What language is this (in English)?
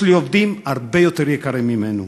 Hebrew